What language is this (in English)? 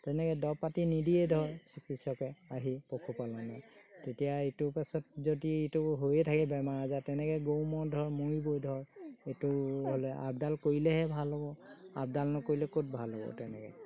Assamese